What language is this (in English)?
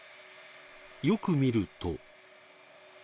Japanese